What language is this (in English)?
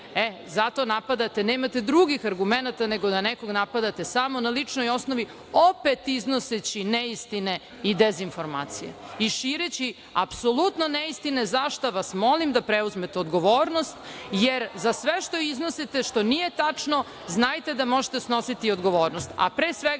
Serbian